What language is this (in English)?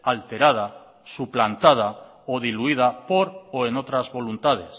Spanish